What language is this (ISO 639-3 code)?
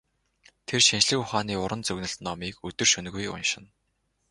mon